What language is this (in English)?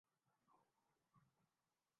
Urdu